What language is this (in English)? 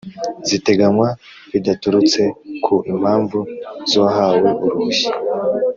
Kinyarwanda